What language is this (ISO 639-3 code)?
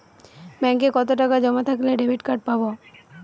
ben